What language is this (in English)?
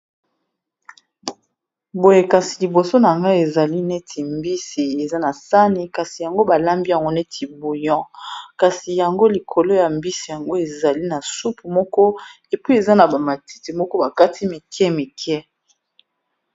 Lingala